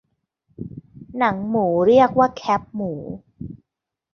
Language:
Thai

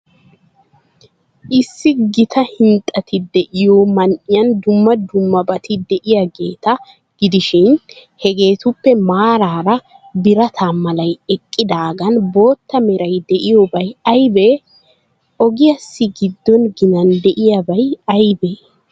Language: Wolaytta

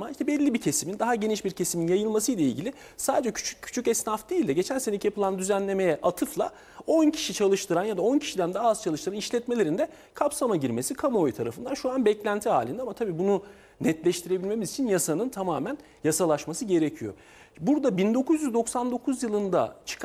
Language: Turkish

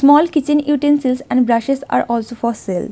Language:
English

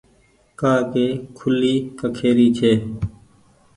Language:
Goaria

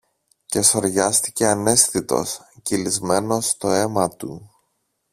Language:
Greek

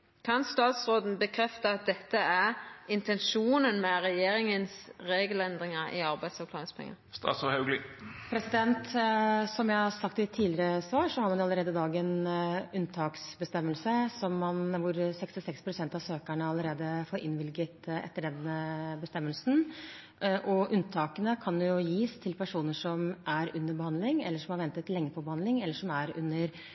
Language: Norwegian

